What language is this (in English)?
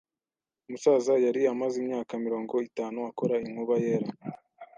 Kinyarwanda